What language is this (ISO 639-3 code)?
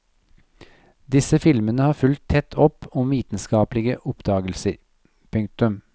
nor